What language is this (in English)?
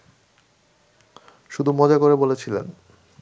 Bangla